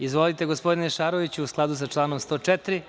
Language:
Serbian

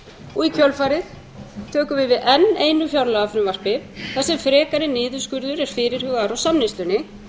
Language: Icelandic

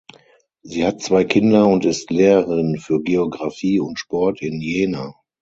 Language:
German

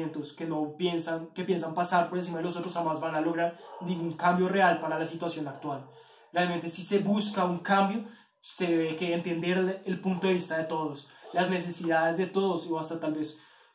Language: Spanish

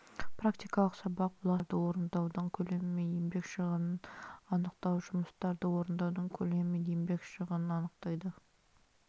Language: Kazakh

